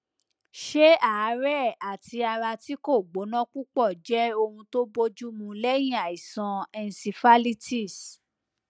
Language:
Yoruba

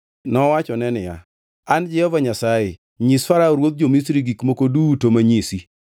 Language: Luo (Kenya and Tanzania)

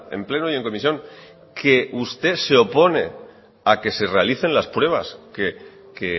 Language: Spanish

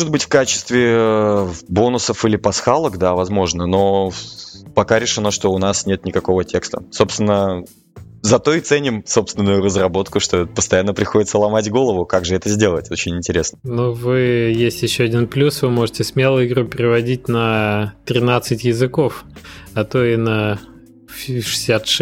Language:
Russian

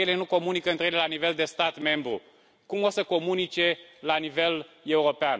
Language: Romanian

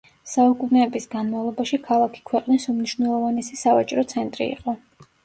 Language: Georgian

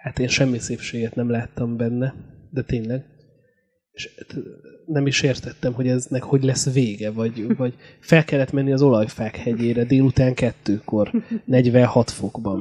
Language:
Hungarian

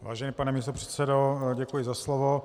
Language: Czech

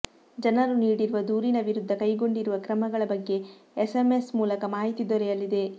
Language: Kannada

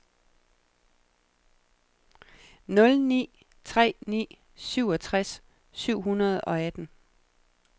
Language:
Danish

